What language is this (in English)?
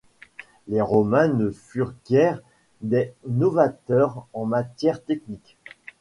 French